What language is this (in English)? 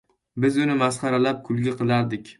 Uzbek